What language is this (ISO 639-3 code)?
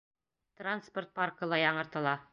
bak